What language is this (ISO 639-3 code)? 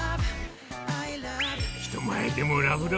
jpn